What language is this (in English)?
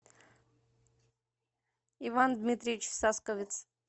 Russian